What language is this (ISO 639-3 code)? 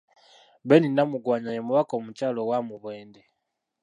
lug